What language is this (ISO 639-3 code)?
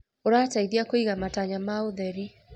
kik